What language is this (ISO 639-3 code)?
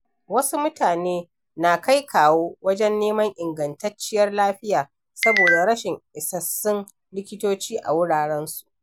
hau